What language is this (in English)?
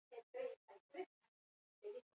Basque